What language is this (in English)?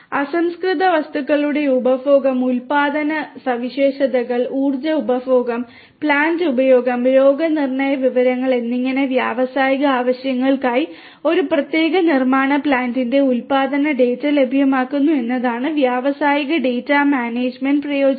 Malayalam